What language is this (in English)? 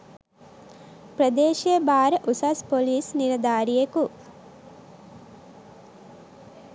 Sinhala